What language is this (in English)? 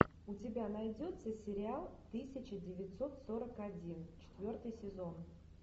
Russian